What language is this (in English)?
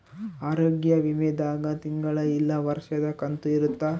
Kannada